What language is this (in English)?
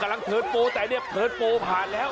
Thai